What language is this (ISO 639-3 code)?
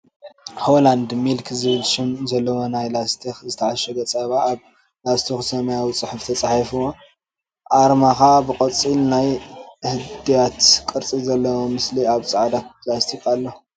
tir